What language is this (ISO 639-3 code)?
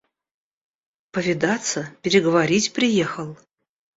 rus